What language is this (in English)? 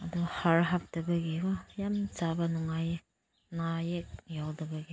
Manipuri